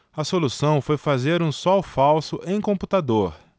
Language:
Portuguese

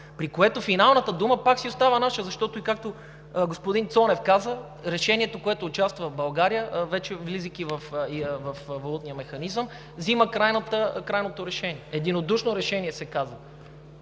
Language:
Bulgarian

